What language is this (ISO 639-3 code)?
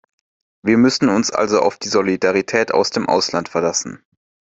deu